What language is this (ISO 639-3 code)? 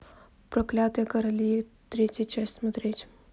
rus